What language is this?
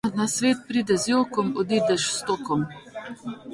Slovenian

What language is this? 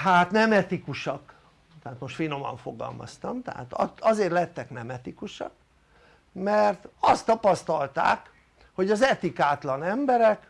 Hungarian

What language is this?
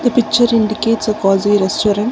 English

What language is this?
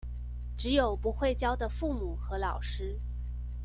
Chinese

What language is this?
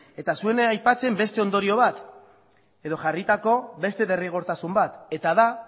Basque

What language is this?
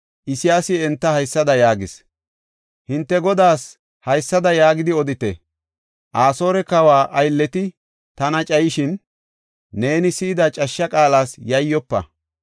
Gofa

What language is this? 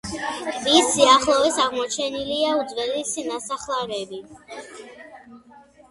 Georgian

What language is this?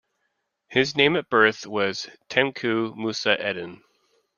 English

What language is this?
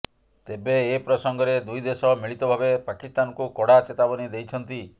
Odia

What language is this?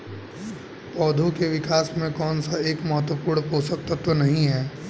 Hindi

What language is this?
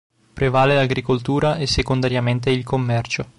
Italian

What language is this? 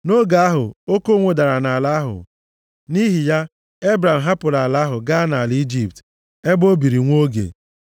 Igbo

